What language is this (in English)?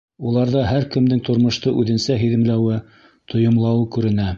Bashkir